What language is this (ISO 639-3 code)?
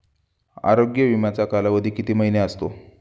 mar